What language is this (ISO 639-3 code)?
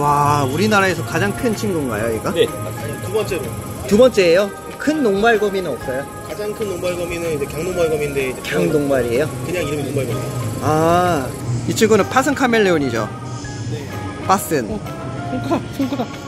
kor